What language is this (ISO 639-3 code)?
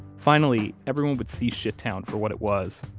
eng